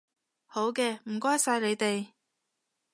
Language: Cantonese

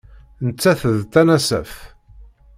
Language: Kabyle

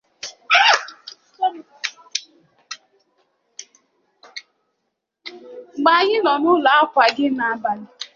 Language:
Igbo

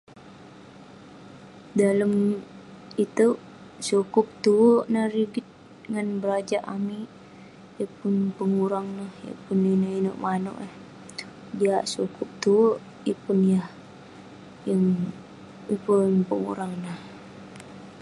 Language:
Western Penan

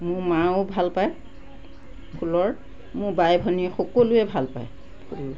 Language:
Assamese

